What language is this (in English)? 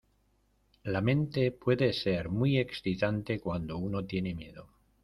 Spanish